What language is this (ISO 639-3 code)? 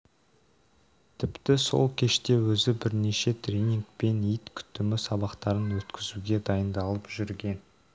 kaz